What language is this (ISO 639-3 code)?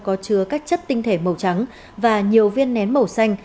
vie